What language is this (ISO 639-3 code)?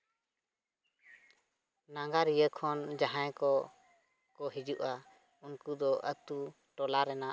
sat